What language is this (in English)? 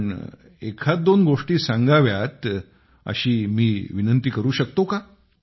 Marathi